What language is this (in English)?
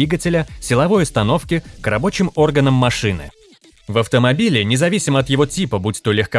Russian